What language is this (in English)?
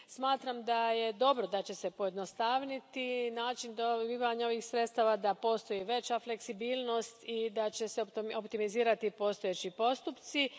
Croatian